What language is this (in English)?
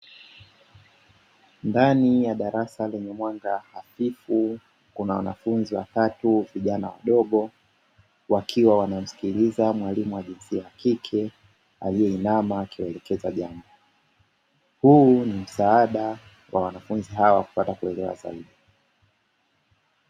Swahili